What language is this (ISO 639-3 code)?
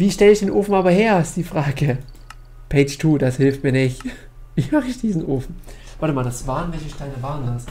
deu